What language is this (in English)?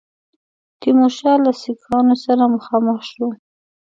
Pashto